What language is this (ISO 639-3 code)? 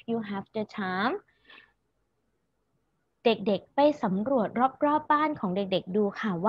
tha